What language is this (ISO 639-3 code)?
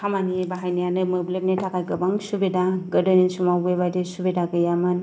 brx